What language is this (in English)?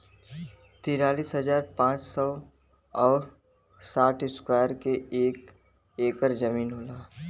Bhojpuri